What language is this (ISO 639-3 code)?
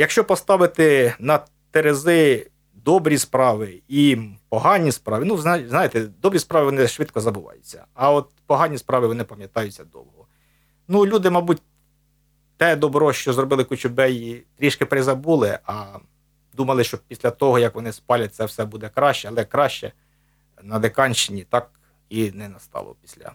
ukr